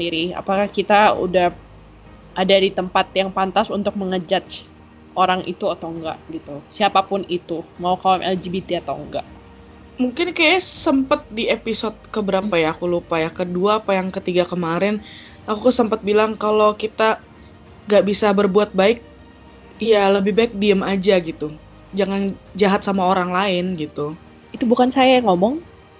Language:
Indonesian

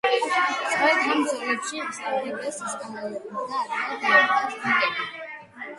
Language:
Georgian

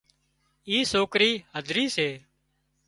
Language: Wadiyara Koli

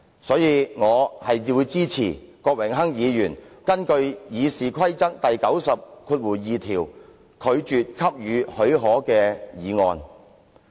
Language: Cantonese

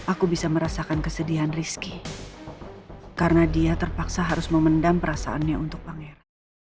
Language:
Indonesian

